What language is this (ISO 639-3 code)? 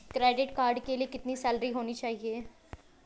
hin